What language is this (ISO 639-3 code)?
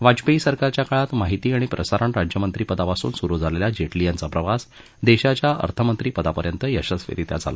mar